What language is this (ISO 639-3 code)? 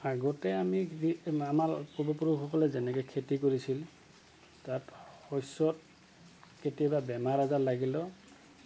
asm